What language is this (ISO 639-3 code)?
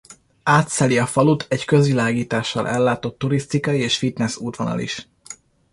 hun